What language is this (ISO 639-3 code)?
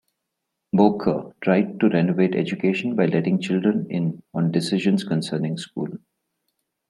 eng